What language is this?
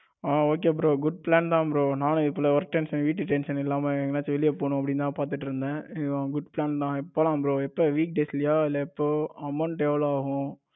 Tamil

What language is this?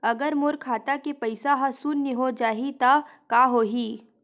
Chhattisgarhi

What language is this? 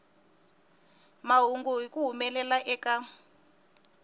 Tsonga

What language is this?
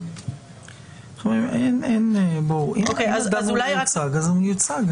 Hebrew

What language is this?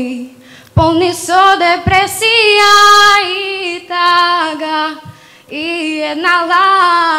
Lithuanian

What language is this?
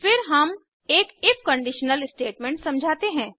Hindi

